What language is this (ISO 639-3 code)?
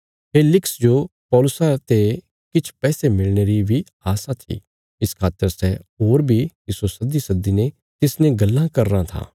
kfs